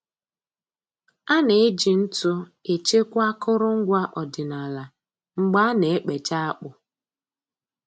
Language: Igbo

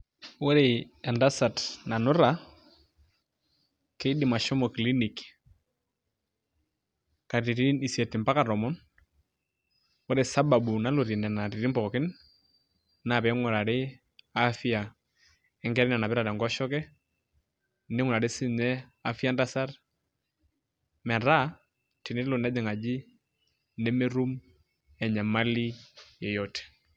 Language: Masai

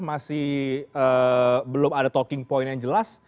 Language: Indonesian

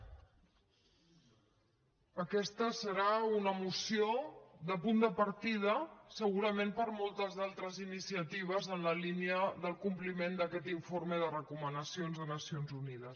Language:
Catalan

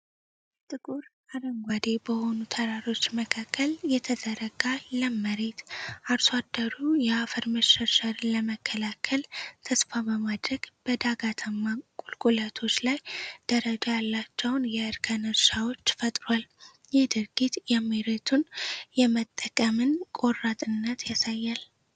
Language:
Amharic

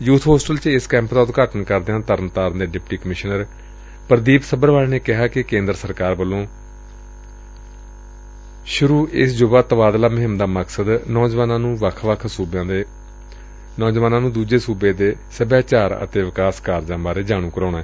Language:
Punjabi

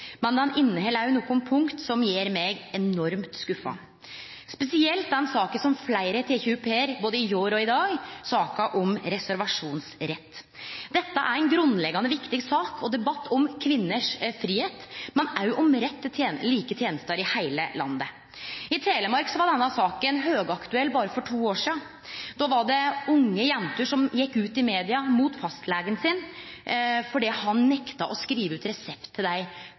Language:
Norwegian Nynorsk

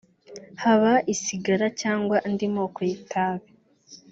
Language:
Kinyarwanda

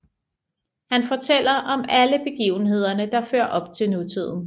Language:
Danish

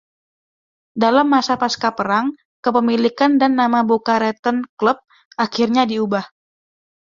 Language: Indonesian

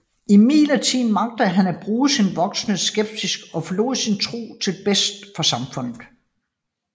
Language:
Danish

